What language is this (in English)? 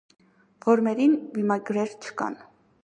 Armenian